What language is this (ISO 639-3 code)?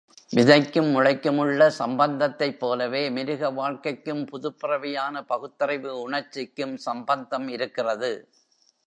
tam